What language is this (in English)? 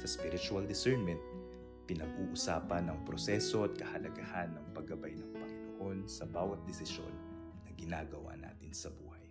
Filipino